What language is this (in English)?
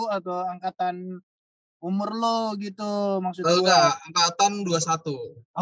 Indonesian